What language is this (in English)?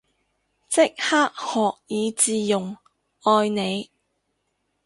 Cantonese